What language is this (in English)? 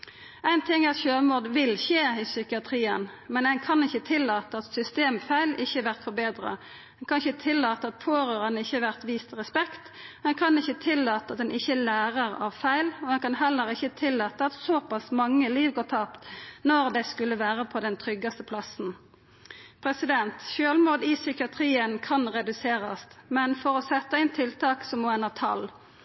Norwegian Nynorsk